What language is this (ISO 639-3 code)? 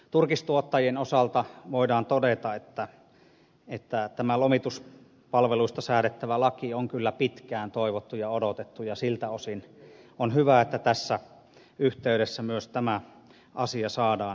fin